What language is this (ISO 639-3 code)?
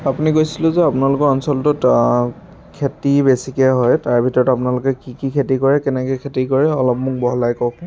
asm